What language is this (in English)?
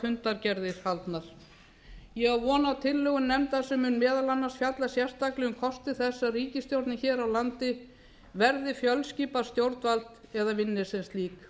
Icelandic